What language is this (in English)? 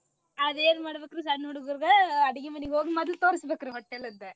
Kannada